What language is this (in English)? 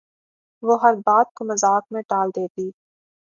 Urdu